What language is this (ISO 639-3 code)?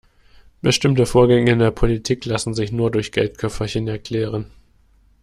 deu